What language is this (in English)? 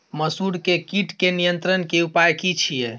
Maithili